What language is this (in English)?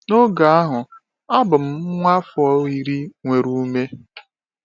Igbo